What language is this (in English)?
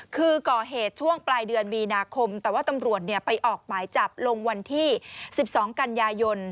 Thai